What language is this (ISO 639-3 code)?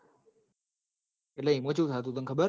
guj